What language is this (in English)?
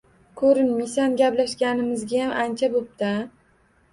Uzbek